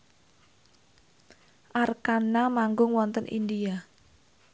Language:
Javanese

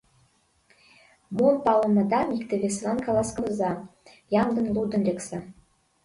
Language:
Mari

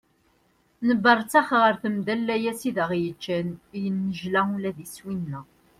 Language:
Kabyle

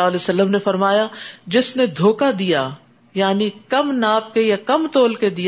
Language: Urdu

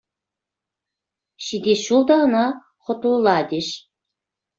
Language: Chuvash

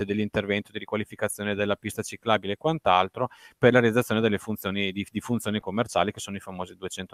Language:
Italian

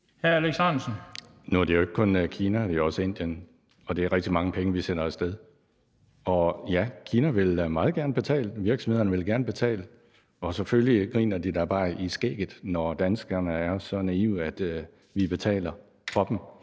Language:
Danish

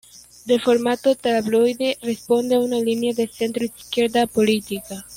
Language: Spanish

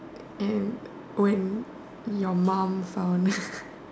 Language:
English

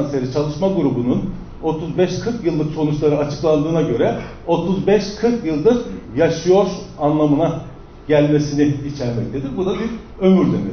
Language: Turkish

